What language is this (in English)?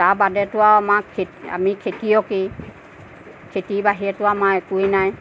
Assamese